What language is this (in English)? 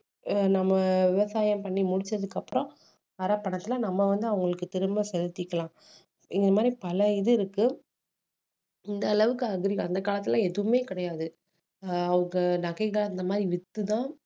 Tamil